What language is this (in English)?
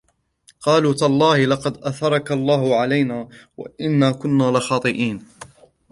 Arabic